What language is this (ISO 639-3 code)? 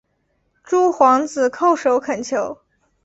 zho